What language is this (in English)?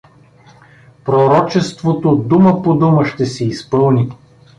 Bulgarian